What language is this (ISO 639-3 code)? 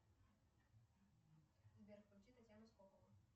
rus